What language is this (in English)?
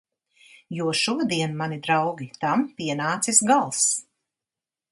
Latvian